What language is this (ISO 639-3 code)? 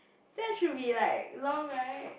eng